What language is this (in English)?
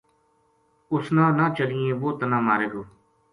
Gujari